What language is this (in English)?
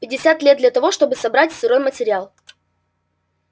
Russian